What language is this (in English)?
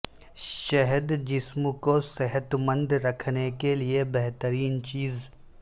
Urdu